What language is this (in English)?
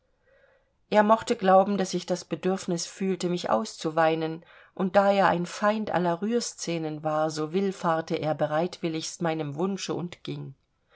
German